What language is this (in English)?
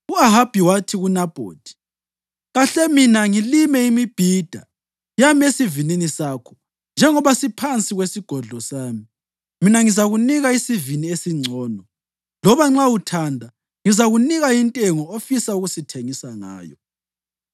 North Ndebele